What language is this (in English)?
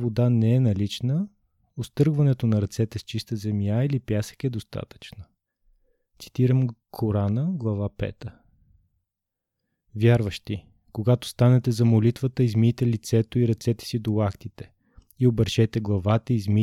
Bulgarian